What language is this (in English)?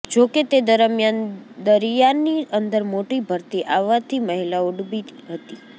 Gujarati